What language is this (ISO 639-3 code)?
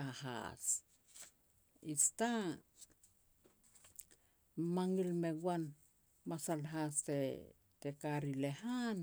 pex